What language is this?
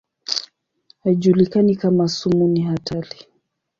Swahili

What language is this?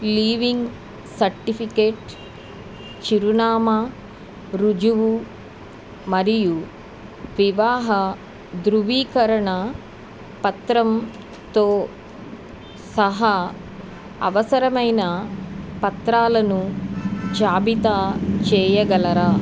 Telugu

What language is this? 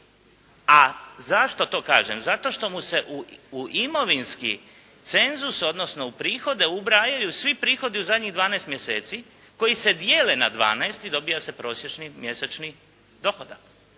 Croatian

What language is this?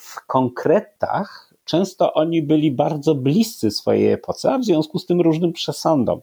Polish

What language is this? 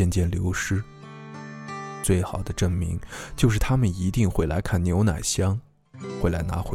Chinese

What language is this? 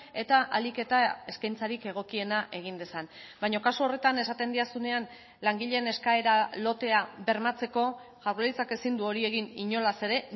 Basque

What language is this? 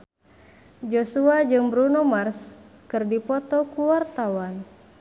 Sundanese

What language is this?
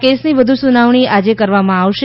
Gujarati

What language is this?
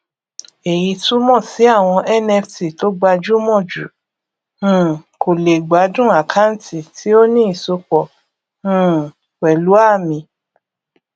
Yoruba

